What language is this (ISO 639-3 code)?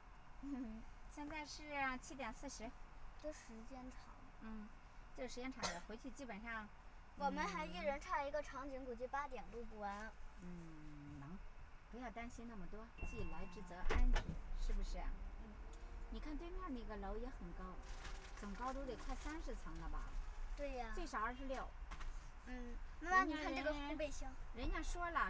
zho